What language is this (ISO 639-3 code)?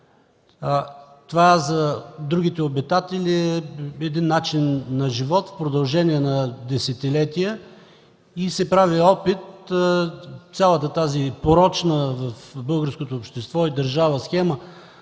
bul